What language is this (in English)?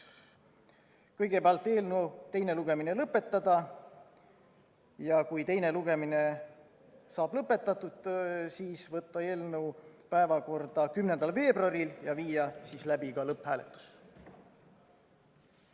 Estonian